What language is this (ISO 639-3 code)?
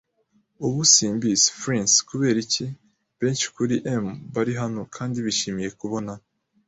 kin